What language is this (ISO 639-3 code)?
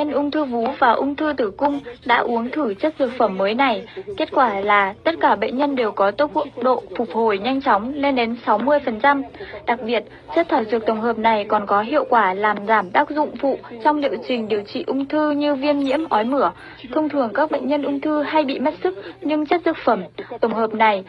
vie